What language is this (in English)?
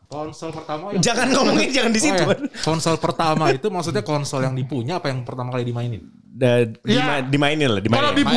Indonesian